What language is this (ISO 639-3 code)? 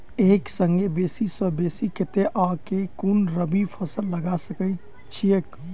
mai